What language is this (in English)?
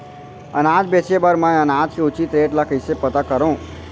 Chhattisgarhi